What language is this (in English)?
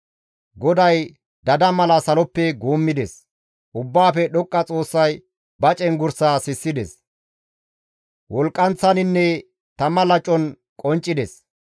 Gamo